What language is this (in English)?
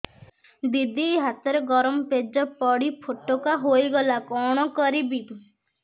Odia